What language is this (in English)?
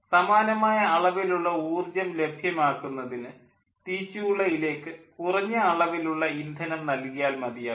Malayalam